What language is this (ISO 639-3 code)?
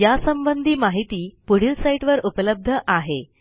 mar